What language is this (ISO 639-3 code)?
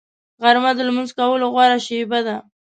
pus